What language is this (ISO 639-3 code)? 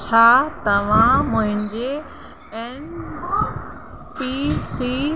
snd